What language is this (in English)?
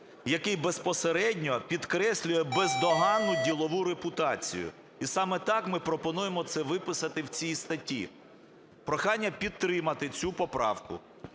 Ukrainian